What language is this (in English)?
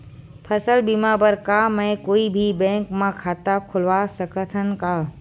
Chhattisgarhi